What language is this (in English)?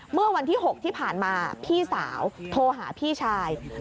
Thai